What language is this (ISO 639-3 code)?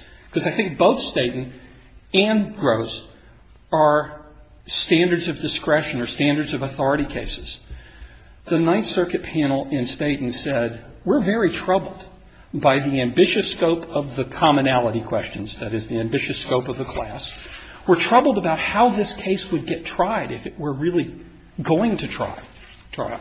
eng